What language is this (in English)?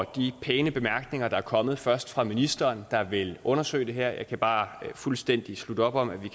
Danish